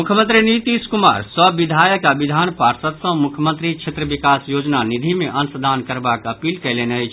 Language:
Maithili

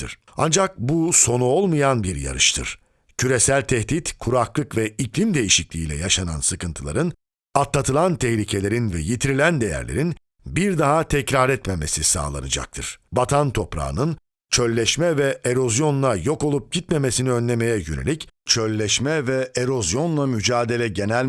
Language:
Turkish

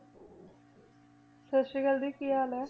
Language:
Punjabi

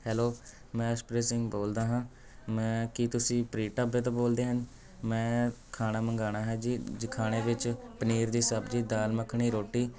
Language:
Punjabi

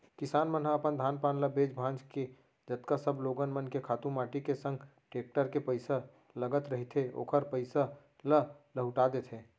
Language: Chhattisgarhi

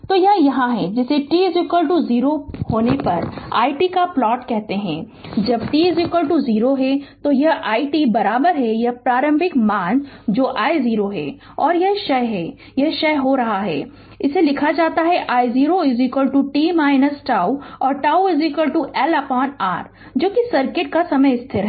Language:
Hindi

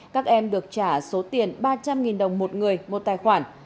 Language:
Vietnamese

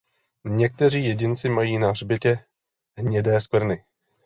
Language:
Czech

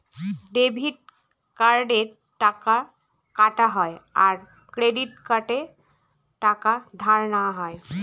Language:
Bangla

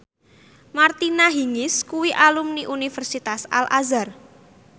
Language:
Javanese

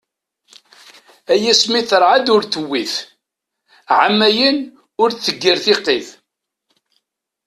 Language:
Kabyle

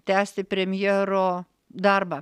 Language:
Lithuanian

